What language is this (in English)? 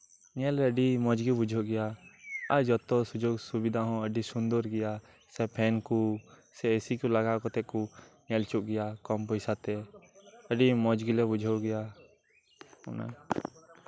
Santali